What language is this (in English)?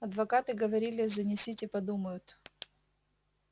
Russian